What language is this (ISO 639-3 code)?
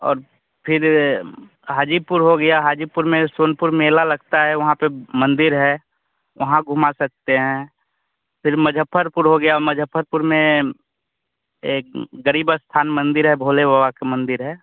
hin